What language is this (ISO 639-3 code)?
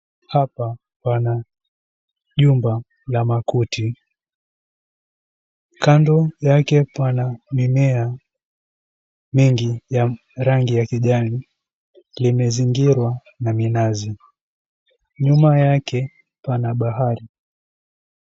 swa